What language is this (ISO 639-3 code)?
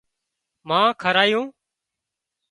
kxp